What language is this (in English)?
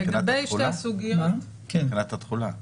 Hebrew